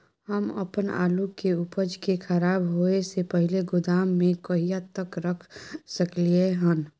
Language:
Maithili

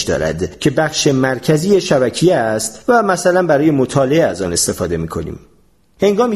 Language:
Persian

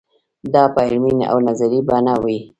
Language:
Pashto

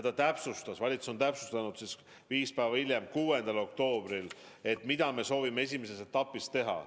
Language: Estonian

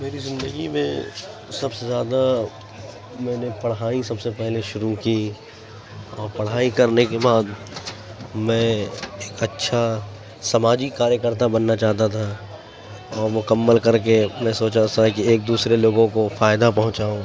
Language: Urdu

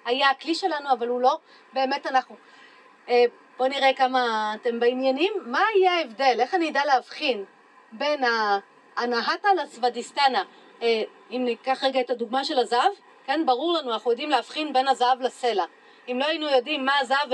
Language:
Hebrew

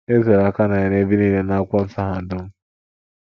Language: Igbo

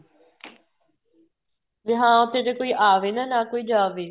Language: Punjabi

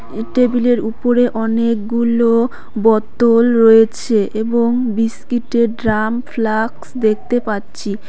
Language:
Bangla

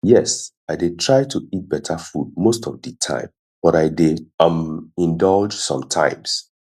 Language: Nigerian Pidgin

